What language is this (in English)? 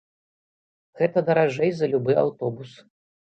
Belarusian